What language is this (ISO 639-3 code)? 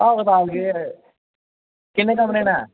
doi